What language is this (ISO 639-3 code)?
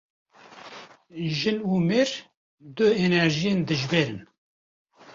kur